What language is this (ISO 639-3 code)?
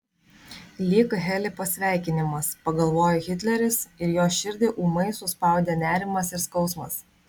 lit